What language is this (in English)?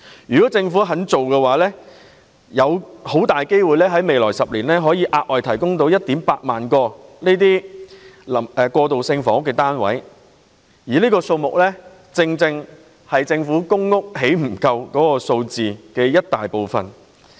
Cantonese